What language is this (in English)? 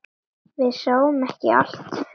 Icelandic